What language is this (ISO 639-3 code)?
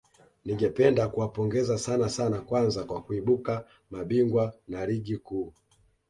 swa